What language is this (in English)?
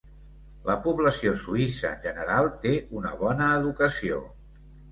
Catalan